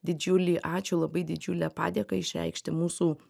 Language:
Lithuanian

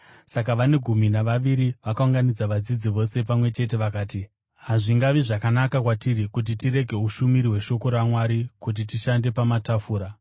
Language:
Shona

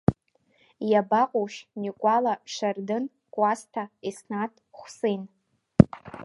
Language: Abkhazian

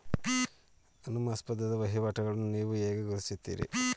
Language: Kannada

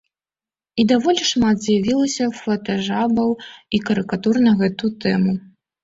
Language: Belarusian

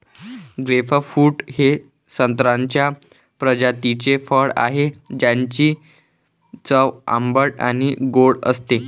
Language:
Marathi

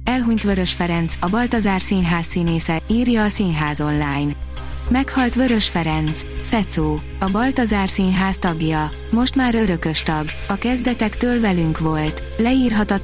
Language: Hungarian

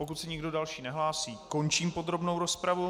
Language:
Czech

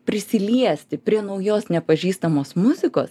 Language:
Lithuanian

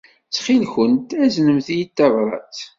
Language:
Kabyle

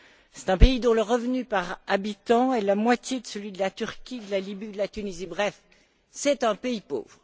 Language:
French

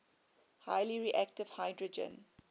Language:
English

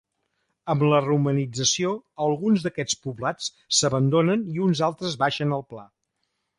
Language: Catalan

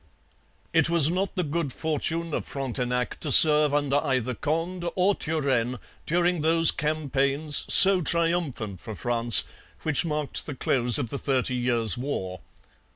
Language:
English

